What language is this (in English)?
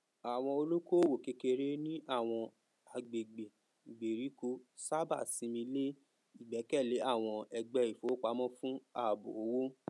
Yoruba